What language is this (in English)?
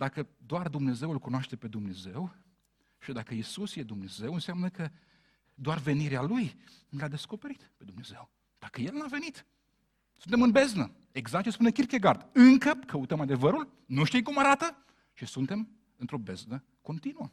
Romanian